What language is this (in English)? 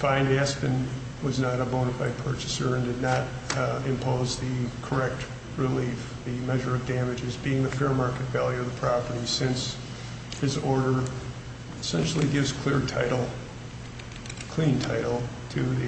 English